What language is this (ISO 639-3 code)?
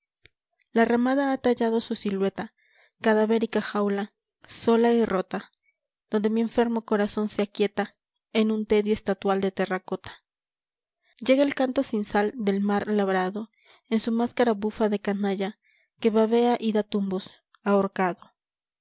spa